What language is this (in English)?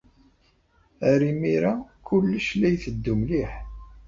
Kabyle